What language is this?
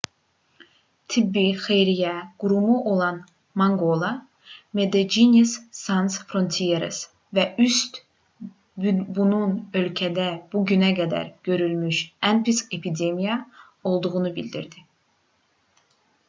Azerbaijani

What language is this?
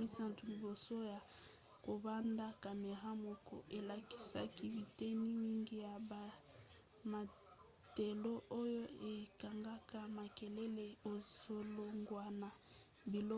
Lingala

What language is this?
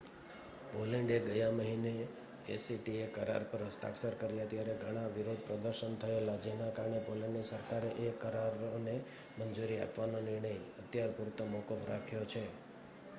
Gujarati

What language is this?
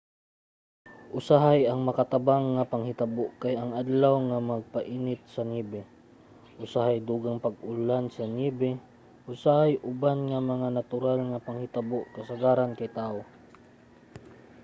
Cebuano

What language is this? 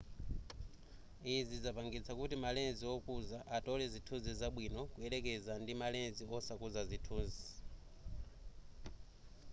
Nyanja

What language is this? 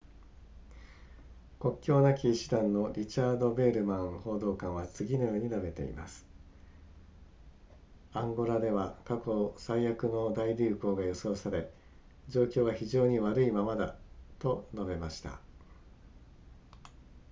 Japanese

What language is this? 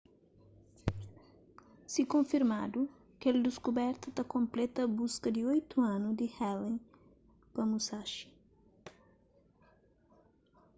Kabuverdianu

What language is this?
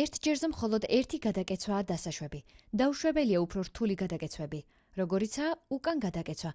Georgian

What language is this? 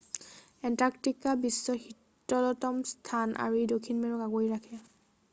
Assamese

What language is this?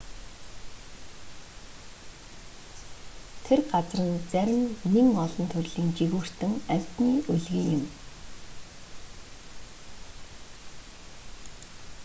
Mongolian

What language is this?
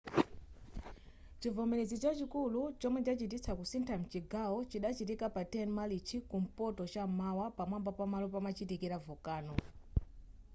Nyanja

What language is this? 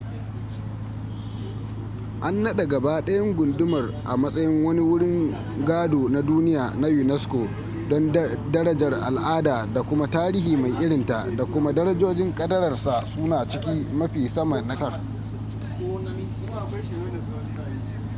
Hausa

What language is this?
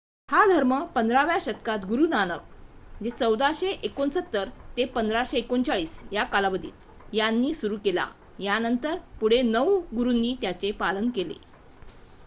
Marathi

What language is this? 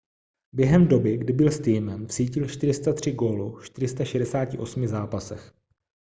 Czech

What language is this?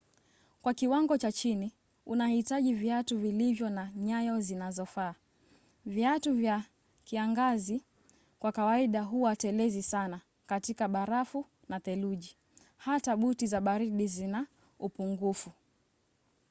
Swahili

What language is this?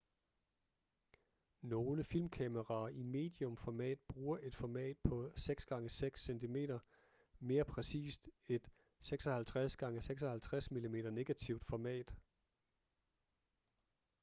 Danish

